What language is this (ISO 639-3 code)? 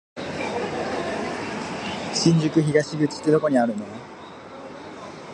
jpn